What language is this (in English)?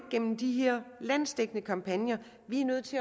Danish